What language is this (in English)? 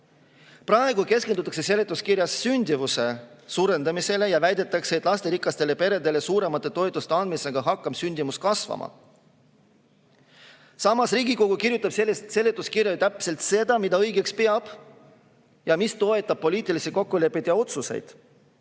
Estonian